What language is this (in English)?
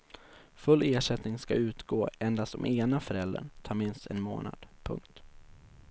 Swedish